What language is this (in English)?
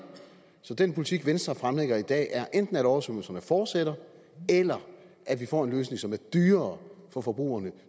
Danish